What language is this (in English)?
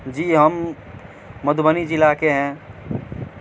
Urdu